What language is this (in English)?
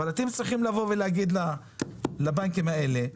Hebrew